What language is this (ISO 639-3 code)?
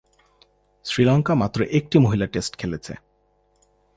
ben